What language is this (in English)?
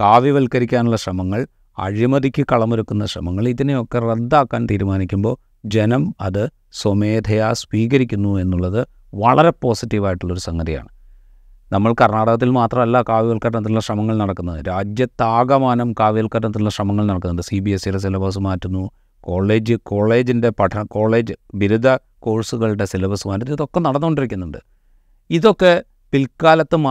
Malayalam